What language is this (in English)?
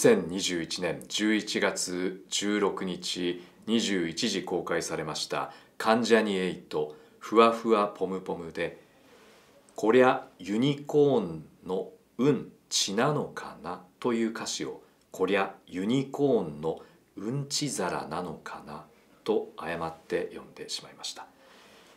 Japanese